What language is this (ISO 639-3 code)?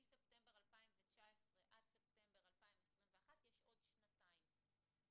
heb